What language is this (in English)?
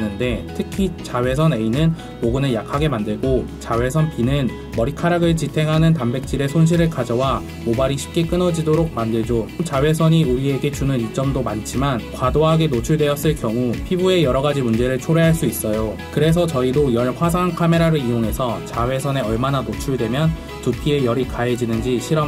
Korean